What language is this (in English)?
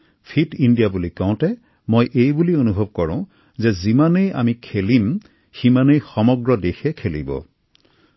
Assamese